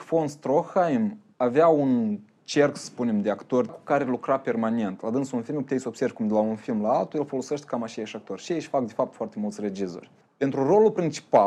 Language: Romanian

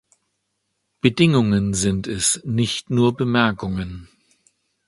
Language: German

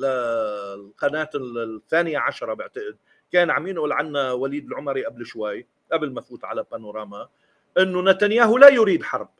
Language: Arabic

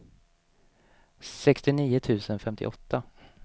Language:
Swedish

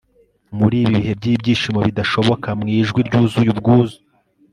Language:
Kinyarwanda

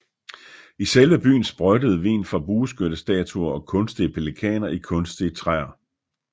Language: Danish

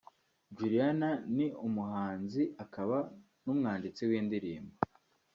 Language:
Kinyarwanda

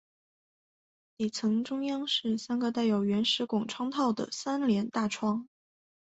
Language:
Chinese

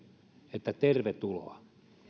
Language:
Finnish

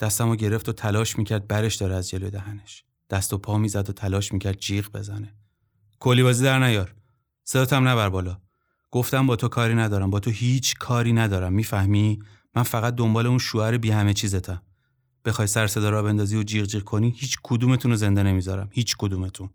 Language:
Persian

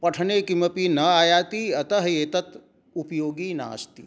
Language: Sanskrit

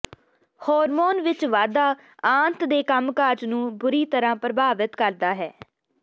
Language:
Punjabi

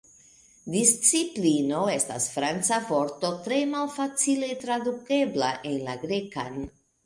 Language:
Esperanto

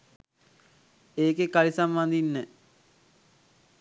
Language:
Sinhala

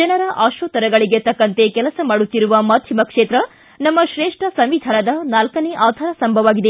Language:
Kannada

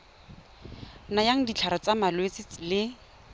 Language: Tswana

